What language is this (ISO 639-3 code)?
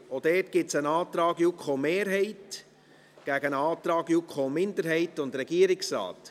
gsw